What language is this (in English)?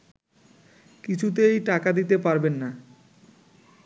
Bangla